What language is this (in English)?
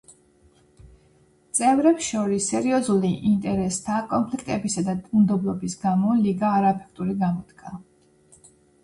Georgian